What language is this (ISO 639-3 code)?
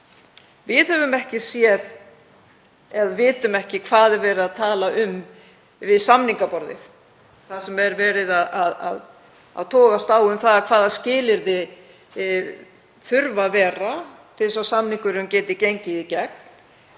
isl